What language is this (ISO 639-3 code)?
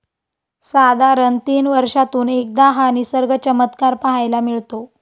mar